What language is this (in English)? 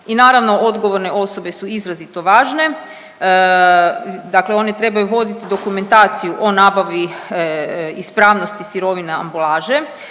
Croatian